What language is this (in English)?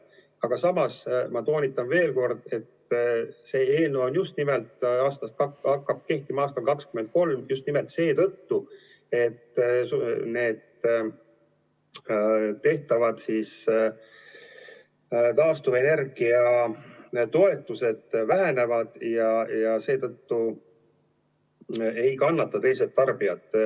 Estonian